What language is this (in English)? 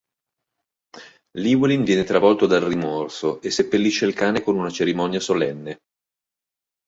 Italian